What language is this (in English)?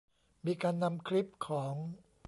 Thai